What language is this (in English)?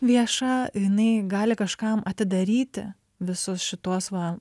Lithuanian